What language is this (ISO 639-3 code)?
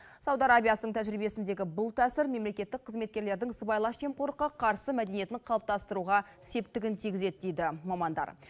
kaz